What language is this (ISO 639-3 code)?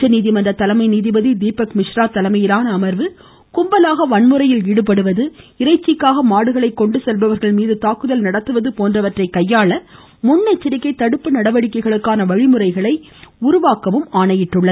tam